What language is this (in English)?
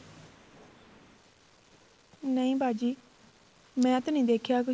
Punjabi